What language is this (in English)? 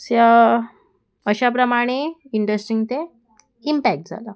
Konkani